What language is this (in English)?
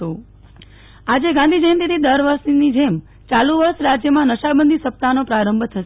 Gujarati